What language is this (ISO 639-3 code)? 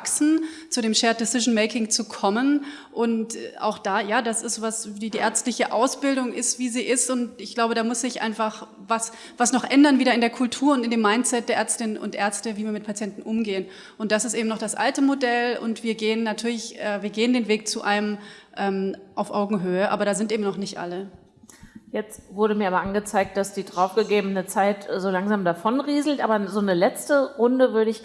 deu